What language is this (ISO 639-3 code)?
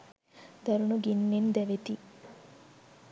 sin